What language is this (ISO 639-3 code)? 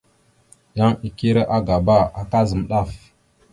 mxu